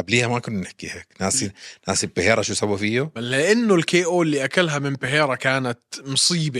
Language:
Arabic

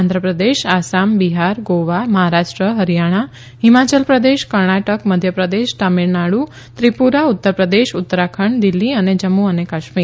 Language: Gujarati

